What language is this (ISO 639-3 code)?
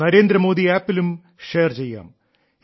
mal